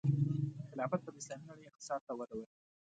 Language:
Pashto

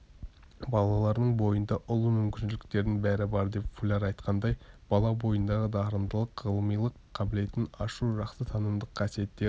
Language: Kazakh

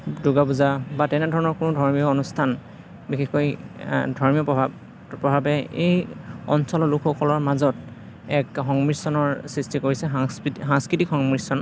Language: Assamese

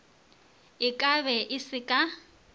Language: Northern Sotho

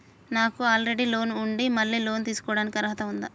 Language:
Telugu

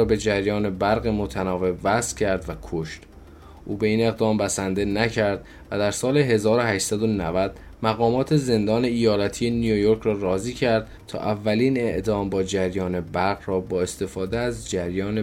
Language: Persian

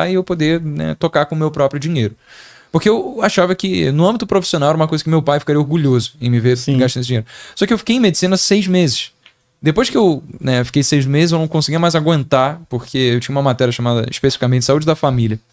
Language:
Portuguese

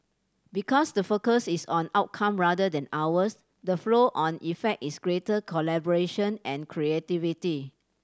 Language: English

